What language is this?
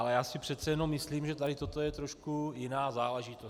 Czech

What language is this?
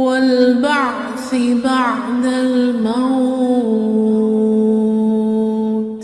Arabic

